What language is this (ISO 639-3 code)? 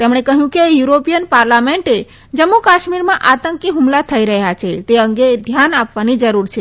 guj